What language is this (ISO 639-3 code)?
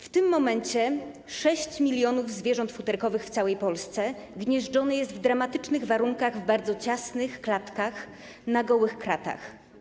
pol